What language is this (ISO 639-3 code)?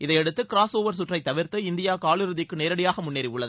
tam